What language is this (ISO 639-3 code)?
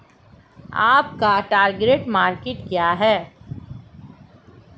hin